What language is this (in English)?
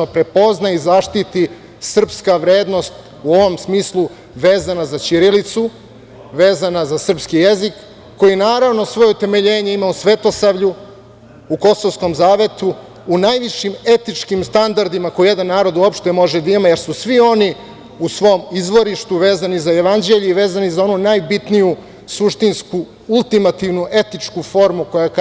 Serbian